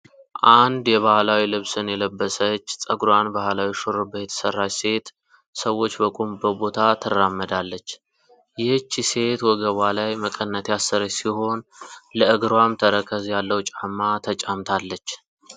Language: Amharic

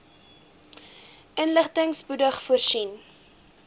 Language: Afrikaans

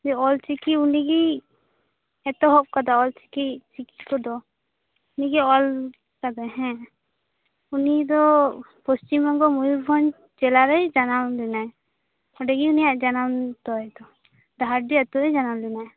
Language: Santali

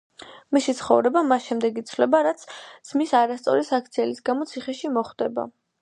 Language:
Georgian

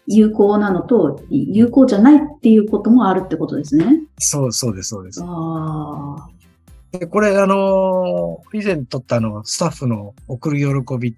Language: Japanese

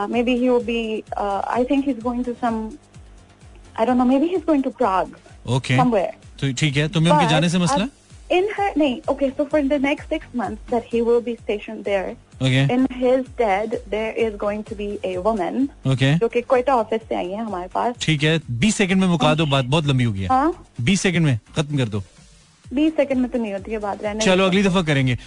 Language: Hindi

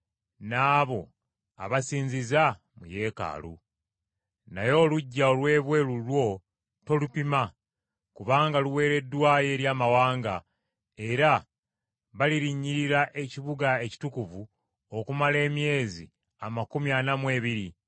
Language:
Ganda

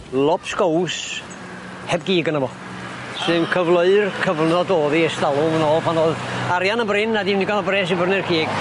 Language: Welsh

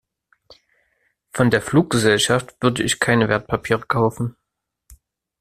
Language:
German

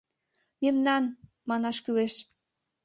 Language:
Mari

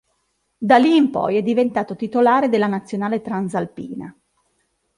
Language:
Italian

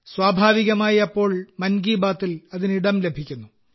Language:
Malayalam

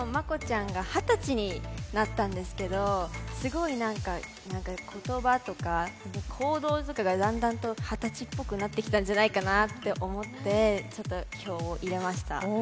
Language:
Japanese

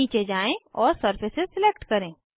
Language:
Hindi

